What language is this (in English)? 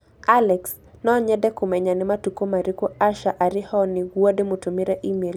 Kikuyu